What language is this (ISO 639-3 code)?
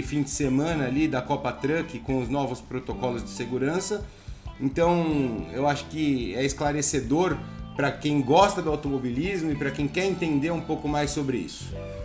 por